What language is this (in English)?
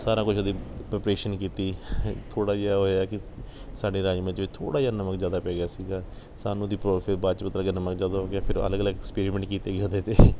Punjabi